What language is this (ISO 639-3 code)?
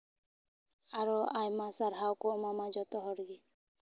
sat